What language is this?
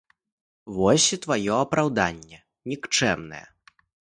Belarusian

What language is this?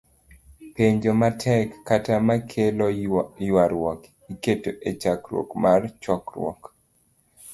Luo (Kenya and Tanzania)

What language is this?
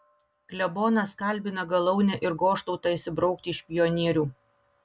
Lithuanian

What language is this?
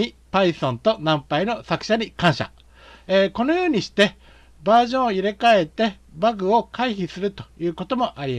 Japanese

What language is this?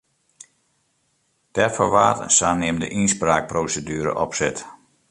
Western Frisian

